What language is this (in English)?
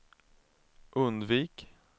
Swedish